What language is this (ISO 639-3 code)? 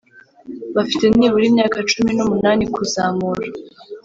kin